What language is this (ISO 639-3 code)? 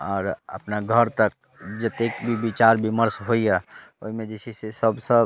mai